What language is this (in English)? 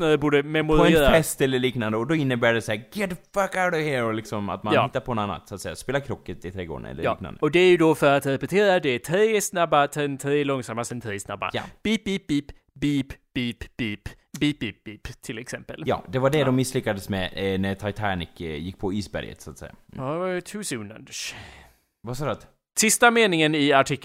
Swedish